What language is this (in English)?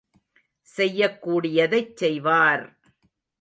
Tamil